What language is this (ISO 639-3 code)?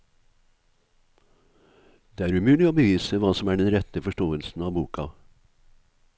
nor